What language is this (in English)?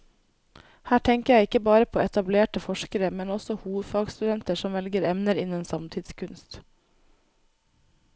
Norwegian